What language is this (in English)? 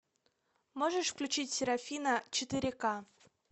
Russian